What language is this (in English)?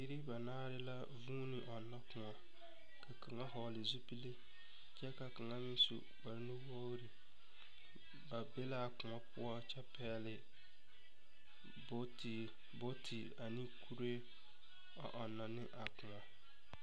Southern Dagaare